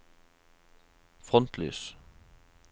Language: Norwegian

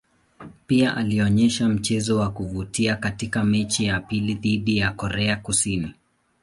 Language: Swahili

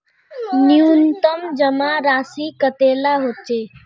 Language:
Magahi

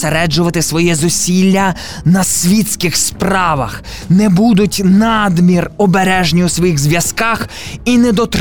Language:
Ukrainian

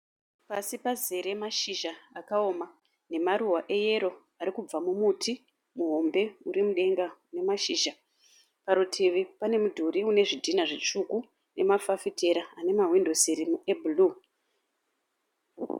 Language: Shona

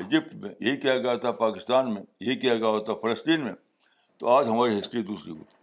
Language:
Urdu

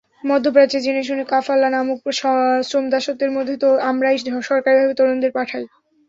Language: Bangla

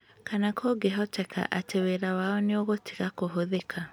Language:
Kikuyu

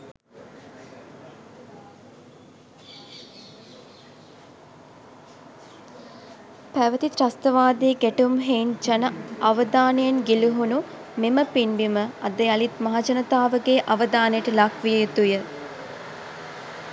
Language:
Sinhala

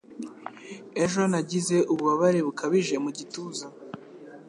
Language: Kinyarwanda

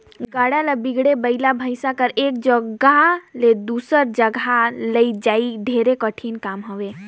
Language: Chhattisgarhi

